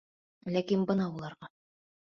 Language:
Bashkir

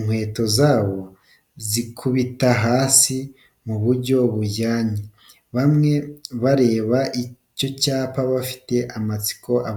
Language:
Kinyarwanda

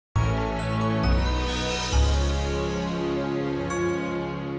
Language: Indonesian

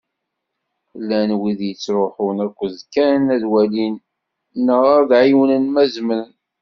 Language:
Kabyle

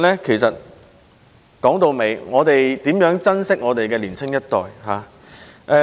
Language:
Cantonese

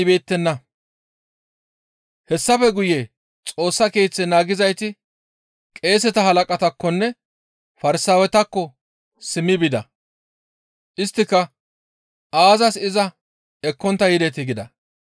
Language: Gamo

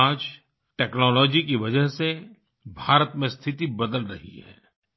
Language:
Hindi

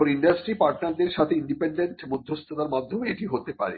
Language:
Bangla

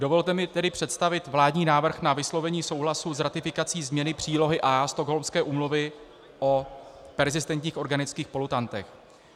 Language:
Czech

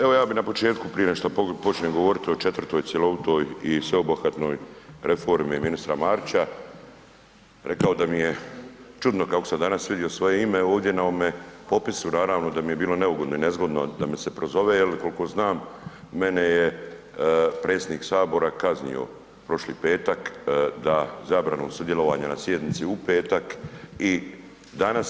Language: Croatian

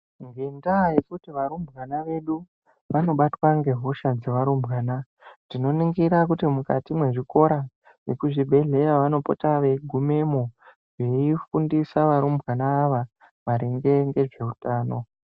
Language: Ndau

